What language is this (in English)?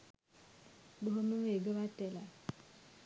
Sinhala